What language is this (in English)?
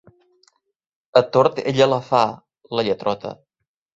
Catalan